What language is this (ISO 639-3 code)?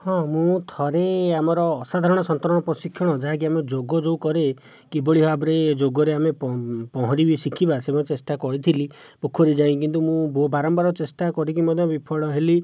ori